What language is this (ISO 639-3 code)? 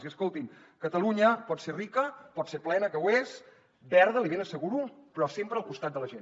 cat